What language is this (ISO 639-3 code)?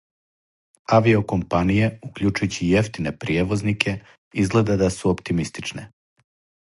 srp